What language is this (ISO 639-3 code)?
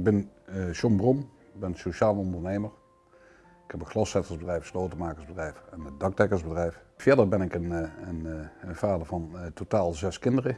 nld